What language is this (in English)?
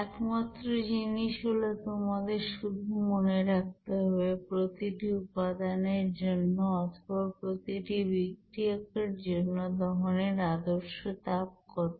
Bangla